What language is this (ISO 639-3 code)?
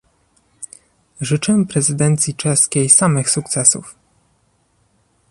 pol